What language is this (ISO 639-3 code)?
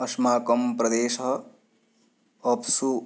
san